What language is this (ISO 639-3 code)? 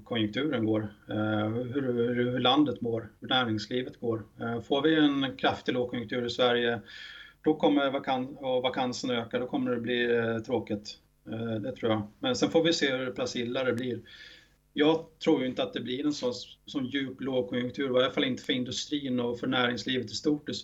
swe